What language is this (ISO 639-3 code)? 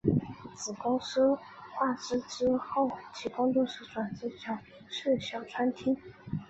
zho